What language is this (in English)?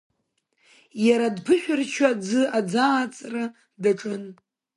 Abkhazian